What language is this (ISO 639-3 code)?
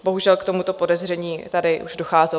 ces